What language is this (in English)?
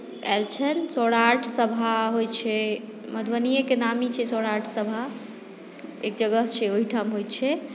Maithili